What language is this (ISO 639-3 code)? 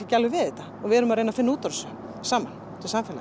isl